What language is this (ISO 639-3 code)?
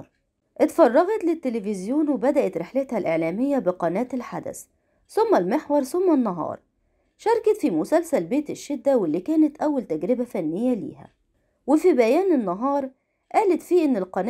ara